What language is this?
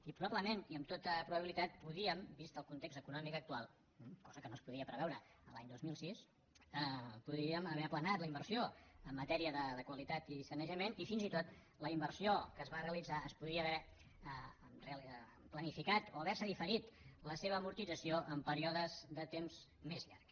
Catalan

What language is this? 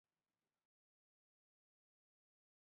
Chinese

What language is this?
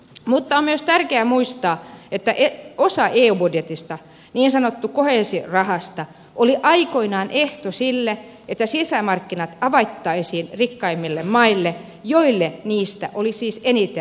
Finnish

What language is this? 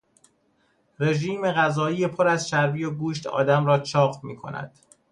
Persian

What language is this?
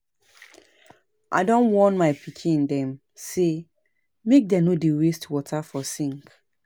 Nigerian Pidgin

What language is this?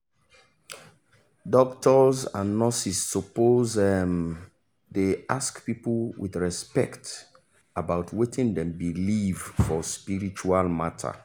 Nigerian Pidgin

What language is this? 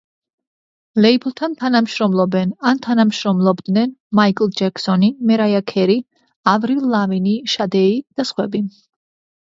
Georgian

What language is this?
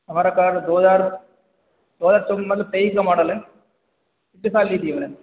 Hindi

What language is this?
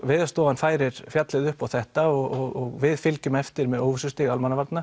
Icelandic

